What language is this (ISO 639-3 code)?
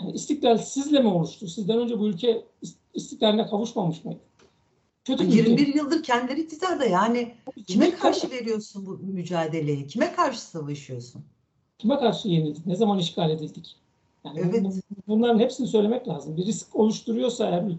tur